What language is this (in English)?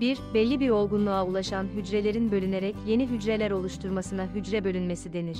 Turkish